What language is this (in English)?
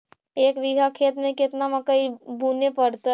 Magahi